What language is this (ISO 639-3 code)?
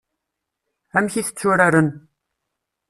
kab